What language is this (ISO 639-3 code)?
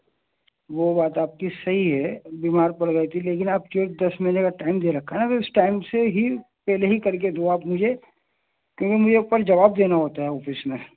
urd